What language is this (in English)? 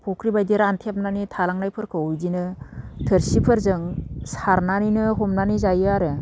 Bodo